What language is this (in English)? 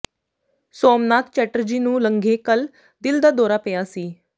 Punjabi